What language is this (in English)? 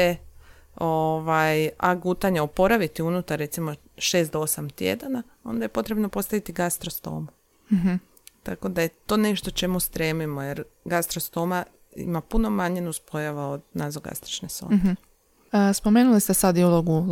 Croatian